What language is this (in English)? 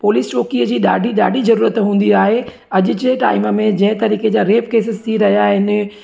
Sindhi